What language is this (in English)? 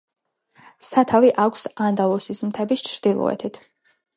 Georgian